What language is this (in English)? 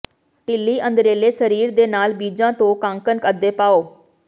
Punjabi